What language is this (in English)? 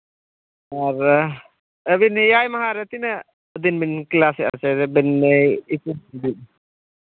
Santali